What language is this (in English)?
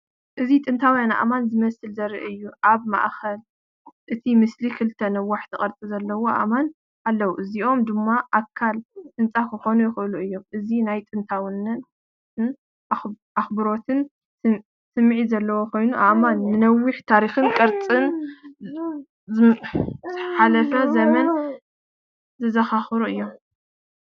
Tigrinya